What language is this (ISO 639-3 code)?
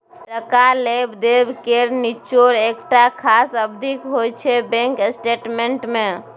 mai